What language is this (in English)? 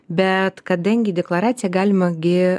Lithuanian